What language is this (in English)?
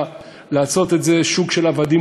Hebrew